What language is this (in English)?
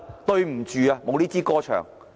Cantonese